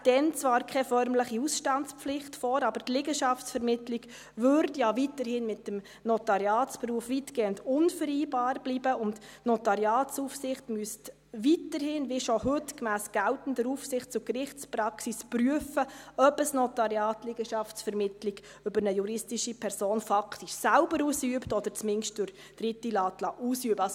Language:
Swiss German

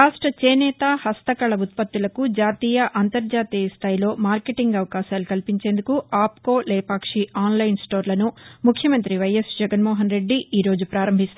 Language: Telugu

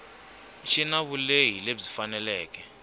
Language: Tsonga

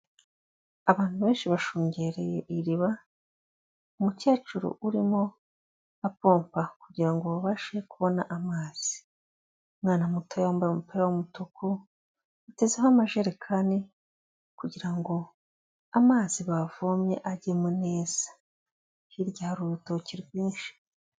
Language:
Kinyarwanda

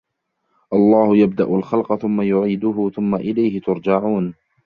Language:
Arabic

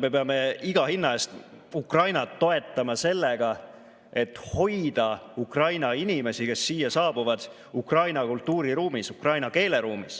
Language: Estonian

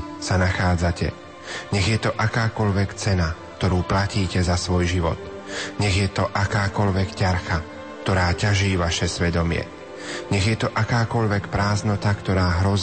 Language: Slovak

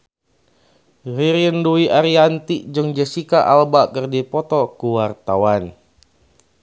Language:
Sundanese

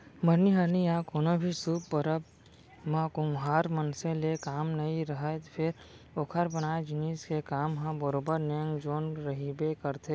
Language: Chhattisgarhi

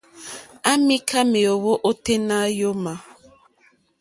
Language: Mokpwe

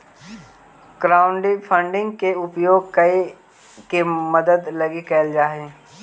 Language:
Magahi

